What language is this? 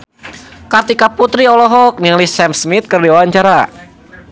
Sundanese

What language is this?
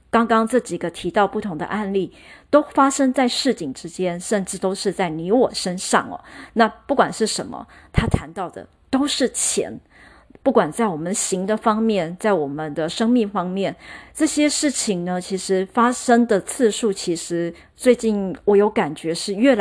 Chinese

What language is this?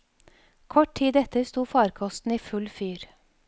Norwegian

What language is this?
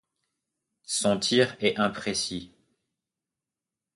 French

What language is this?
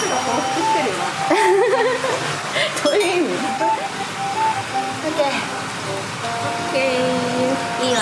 Japanese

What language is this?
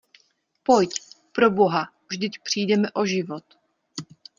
Czech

